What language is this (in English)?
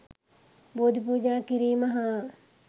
Sinhala